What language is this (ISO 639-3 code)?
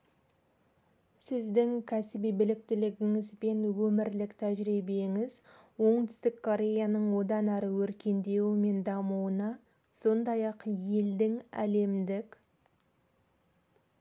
kaz